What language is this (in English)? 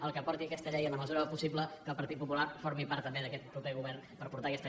Catalan